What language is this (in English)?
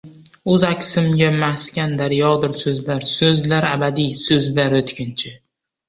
Uzbek